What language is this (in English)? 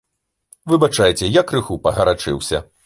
Belarusian